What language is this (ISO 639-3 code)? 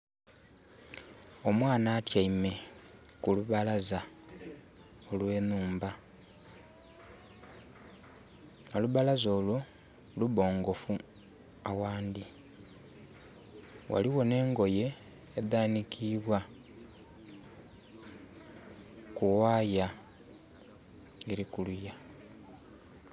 xog